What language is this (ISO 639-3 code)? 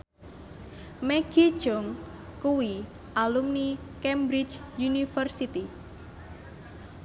jav